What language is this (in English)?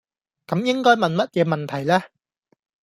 Cantonese